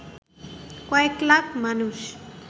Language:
Bangla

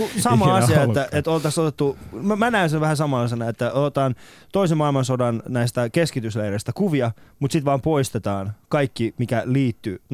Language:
Finnish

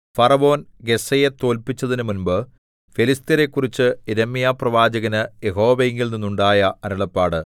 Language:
Malayalam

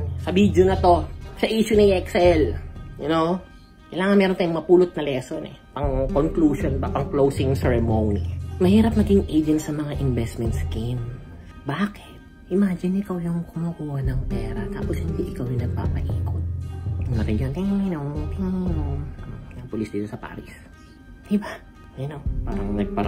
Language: Filipino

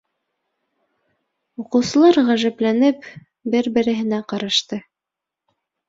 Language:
Bashkir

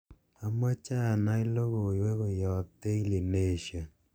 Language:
Kalenjin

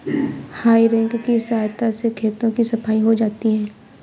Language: Hindi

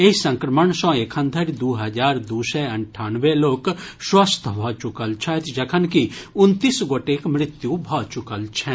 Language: Maithili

